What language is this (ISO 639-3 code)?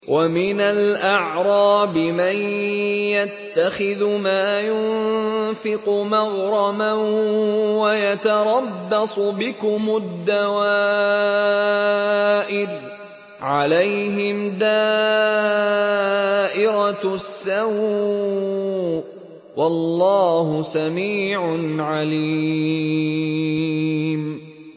ara